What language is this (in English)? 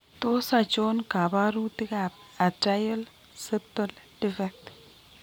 Kalenjin